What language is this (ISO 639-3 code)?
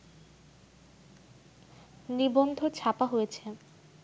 ben